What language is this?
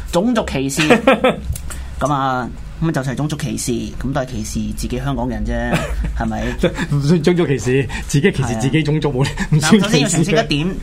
Chinese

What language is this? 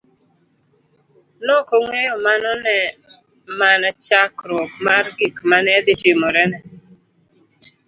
Luo (Kenya and Tanzania)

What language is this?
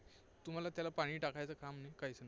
Marathi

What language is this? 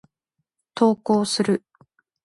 Japanese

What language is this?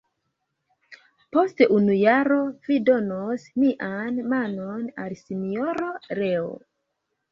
Esperanto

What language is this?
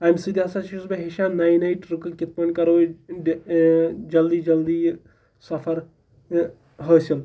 Kashmiri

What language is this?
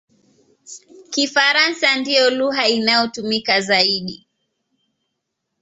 Swahili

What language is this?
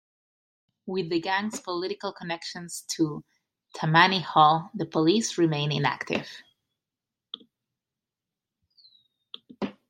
English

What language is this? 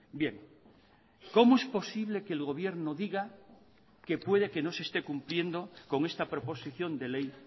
Spanish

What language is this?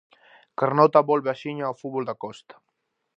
Galician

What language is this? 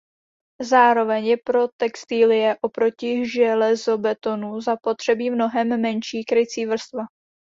Czech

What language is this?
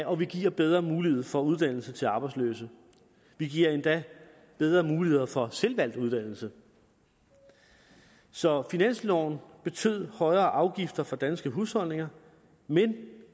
Danish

